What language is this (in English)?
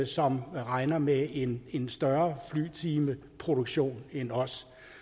Danish